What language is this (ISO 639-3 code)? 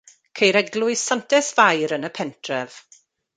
cym